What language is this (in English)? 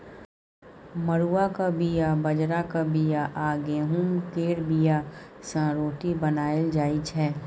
Maithili